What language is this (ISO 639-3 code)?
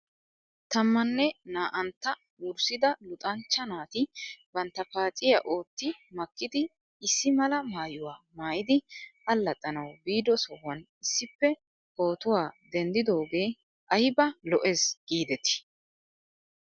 wal